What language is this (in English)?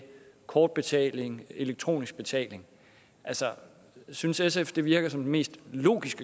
Danish